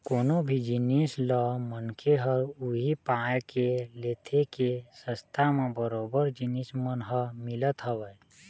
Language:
Chhattisgarhi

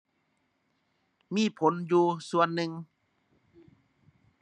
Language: Thai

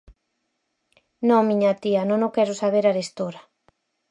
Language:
Galician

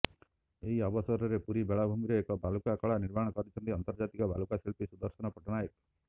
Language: Odia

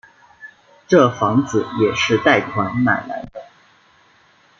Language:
Chinese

